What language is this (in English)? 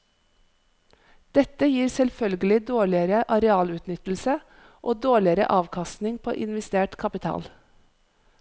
Norwegian